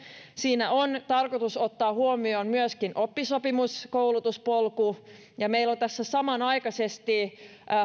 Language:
Finnish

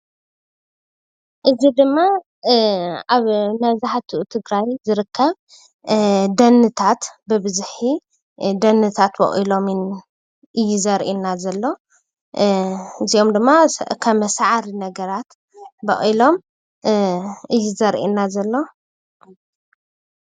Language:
Tigrinya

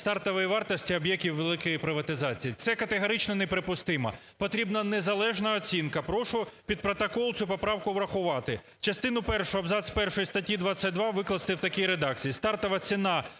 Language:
Ukrainian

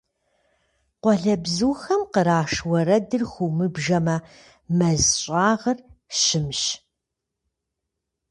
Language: Kabardian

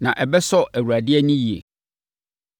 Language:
Akan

